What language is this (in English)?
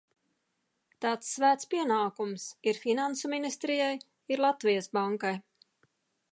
Latvian